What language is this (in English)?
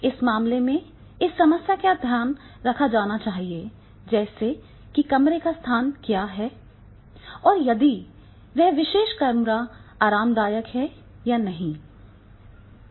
Hindi